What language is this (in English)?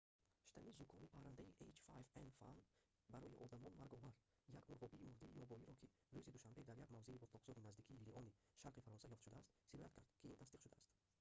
Tajik